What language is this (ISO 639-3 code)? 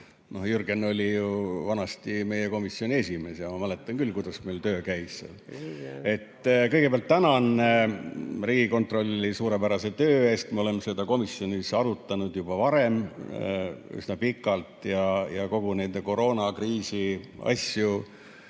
est